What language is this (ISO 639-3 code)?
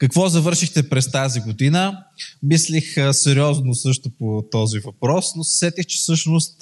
bul